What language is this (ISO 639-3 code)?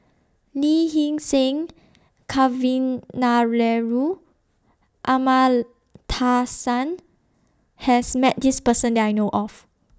eng